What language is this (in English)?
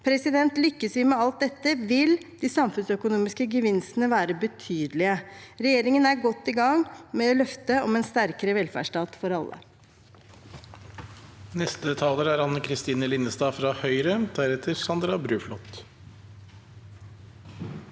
Norwegian